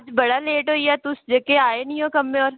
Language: Dogri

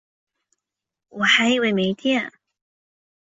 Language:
Chinese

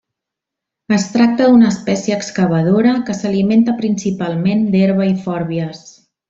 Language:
Catalan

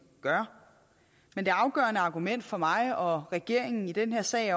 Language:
Danish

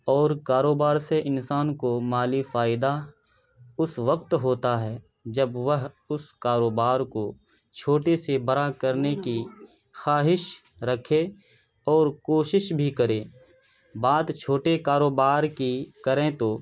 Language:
Urdu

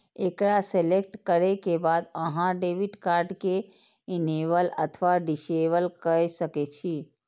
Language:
Maithili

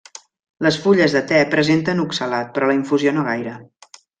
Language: Catalan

